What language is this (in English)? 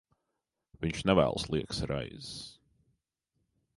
Latvian